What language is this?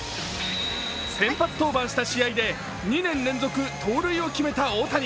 Japanese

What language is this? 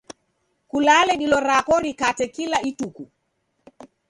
Taita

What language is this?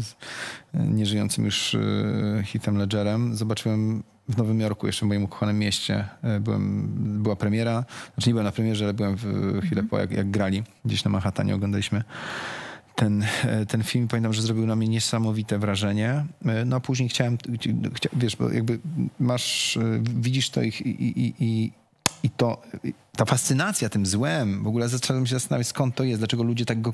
Polish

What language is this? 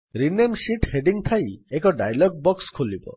Odia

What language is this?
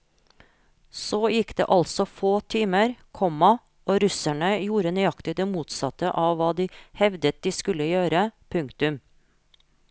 Norwegian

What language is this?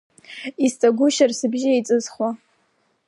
Abkhazian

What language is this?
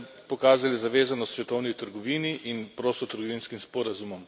Slovenian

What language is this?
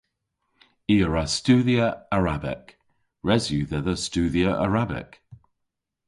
Cornish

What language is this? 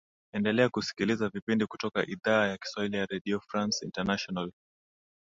Swahili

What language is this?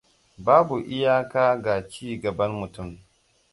Hausa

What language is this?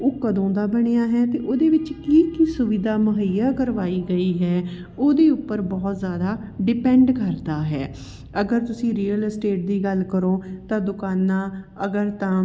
Punjabi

